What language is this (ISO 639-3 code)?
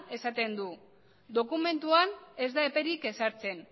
eus